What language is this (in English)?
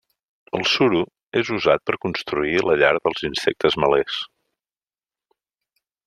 Catalan